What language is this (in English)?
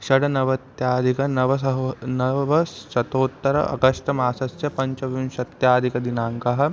Sanskrit